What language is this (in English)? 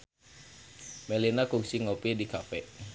Sundanese